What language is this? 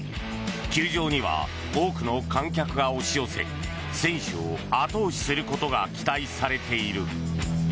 Japanese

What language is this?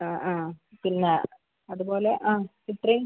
Malayalam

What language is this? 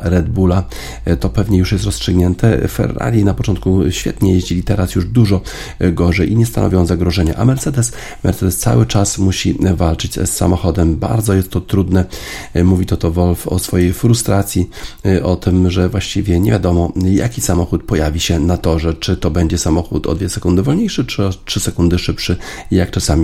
Polish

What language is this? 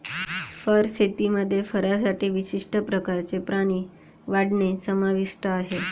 Marathi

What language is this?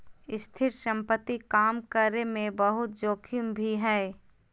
Magahi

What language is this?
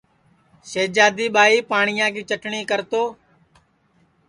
Sansi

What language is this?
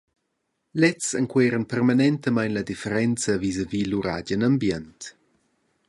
Romansh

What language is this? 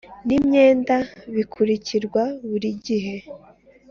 Kinyarwanda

